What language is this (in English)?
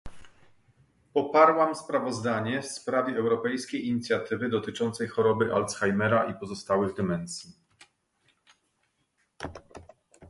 Polish